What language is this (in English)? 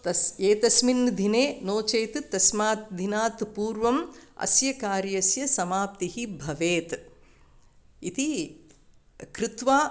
Sanskrit